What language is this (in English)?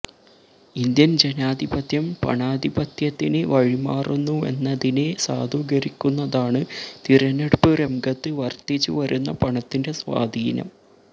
Malayalam